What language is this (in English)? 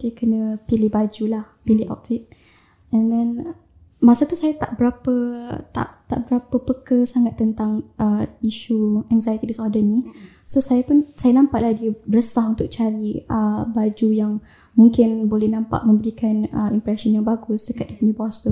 Malay